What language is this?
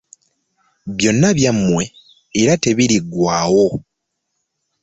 Ganda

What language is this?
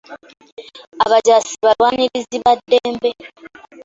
Ganda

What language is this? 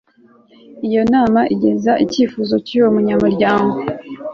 Kinyarwanda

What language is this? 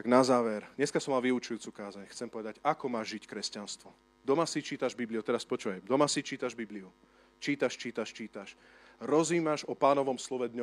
Slovak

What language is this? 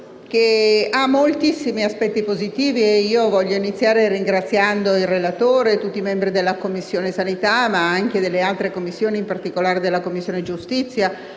Italian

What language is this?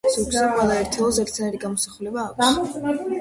Georgian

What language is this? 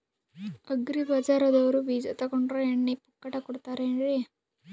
Kannada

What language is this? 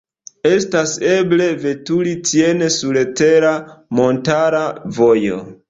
Esperanto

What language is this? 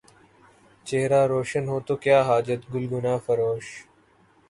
Urdu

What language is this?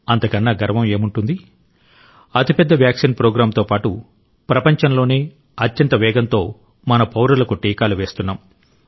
Telugu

